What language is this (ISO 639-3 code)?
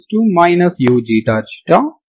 tel